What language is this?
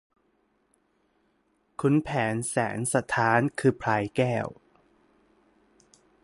Thai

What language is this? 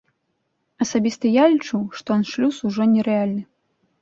Belarusian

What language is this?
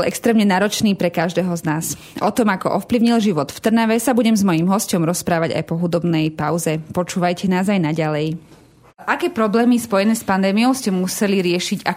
Slovak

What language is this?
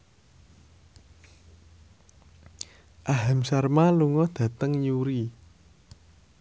Javanese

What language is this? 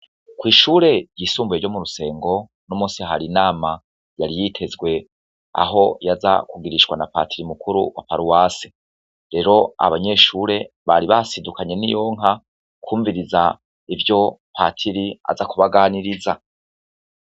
Rundi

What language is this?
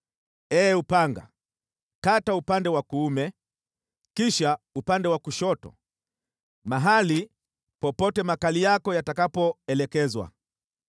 Swahili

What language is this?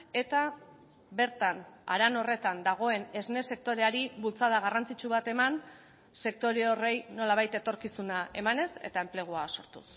Basque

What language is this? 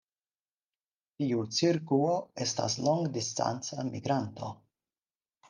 Esperanto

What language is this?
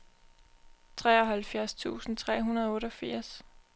Danish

